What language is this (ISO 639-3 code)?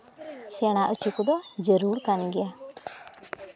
sat